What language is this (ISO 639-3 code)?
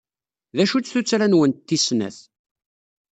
kab